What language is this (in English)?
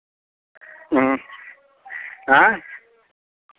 Maithili